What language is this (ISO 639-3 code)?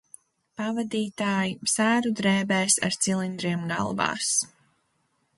lav